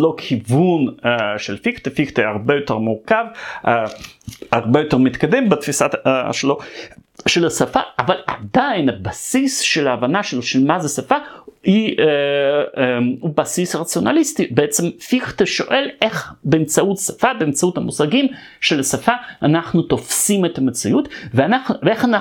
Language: Hebrew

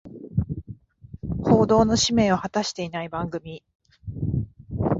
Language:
Japanese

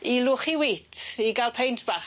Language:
Welsh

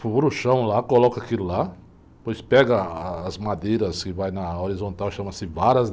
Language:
Portuguese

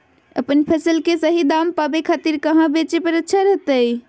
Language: Magahi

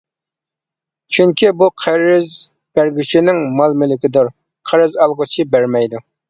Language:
Uyghur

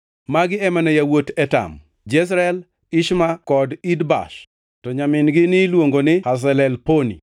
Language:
Luo (Kenya and Tanzania)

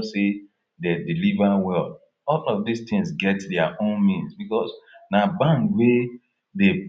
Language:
Nigerian Pidgin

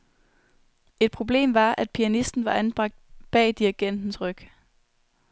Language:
Danish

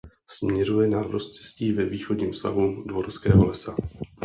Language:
Czech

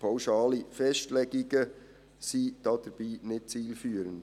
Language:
Swiss German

